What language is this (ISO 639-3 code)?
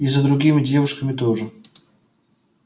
rus